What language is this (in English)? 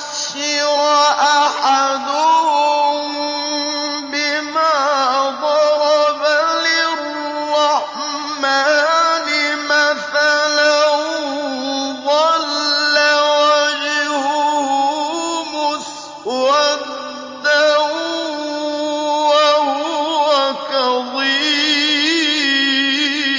Arabic